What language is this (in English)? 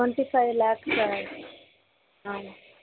Telugu